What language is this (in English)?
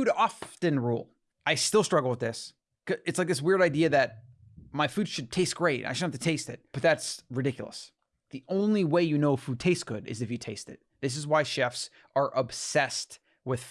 English